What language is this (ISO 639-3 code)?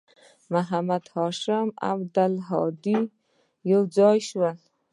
pus